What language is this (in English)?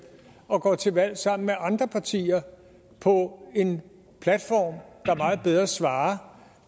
Danish